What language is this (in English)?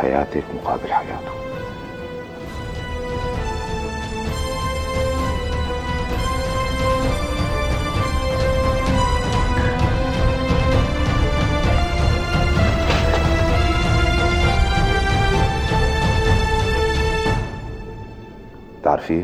Arabic